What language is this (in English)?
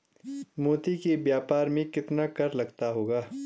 Hindi